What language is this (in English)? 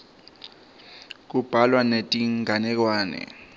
Swati